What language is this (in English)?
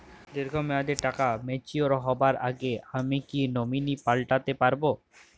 Bangla